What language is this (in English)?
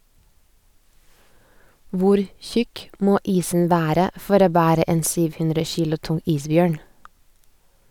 Norwegian